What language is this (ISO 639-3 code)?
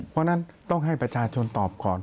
tha